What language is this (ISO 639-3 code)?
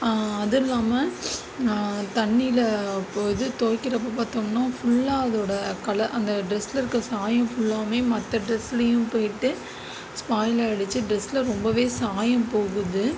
tam